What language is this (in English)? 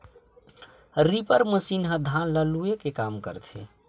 Chhattisgarhi